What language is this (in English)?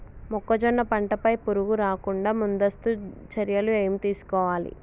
Telugu